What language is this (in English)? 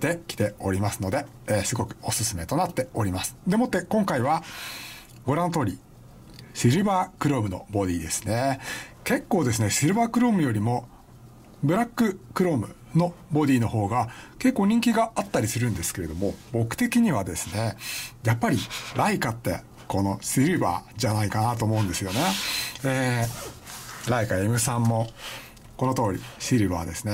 Japanese